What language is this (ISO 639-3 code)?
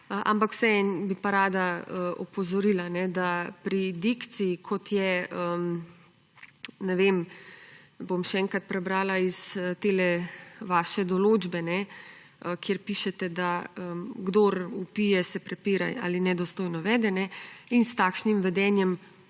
slv